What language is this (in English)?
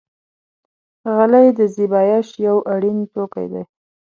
Pashto